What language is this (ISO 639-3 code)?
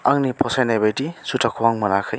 brx